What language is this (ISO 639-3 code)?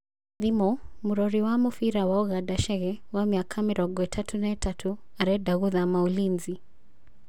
kik